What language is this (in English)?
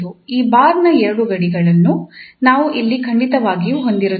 Kannada